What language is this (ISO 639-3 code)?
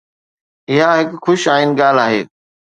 snd